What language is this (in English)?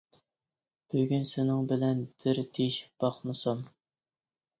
Uyghur